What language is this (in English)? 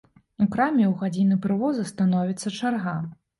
Belarusian